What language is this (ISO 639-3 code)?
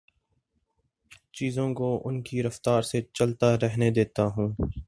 urd